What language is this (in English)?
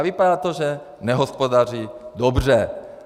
Czech